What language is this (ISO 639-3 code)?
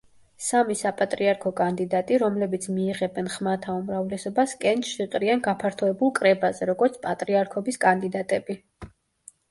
kat